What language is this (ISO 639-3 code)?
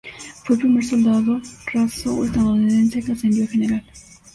spa